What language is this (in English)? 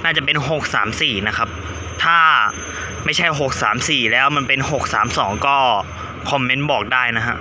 Thai